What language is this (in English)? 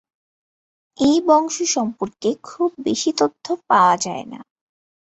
Bangla